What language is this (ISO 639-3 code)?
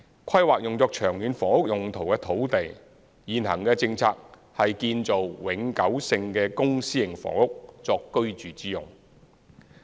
yue